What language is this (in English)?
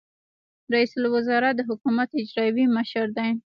Pashto